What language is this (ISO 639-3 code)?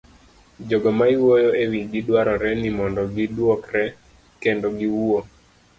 luo